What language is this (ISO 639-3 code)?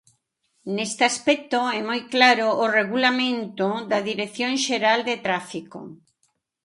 glg